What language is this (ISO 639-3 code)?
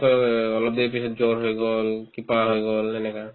asm